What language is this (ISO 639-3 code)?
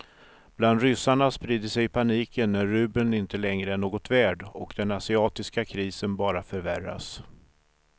swe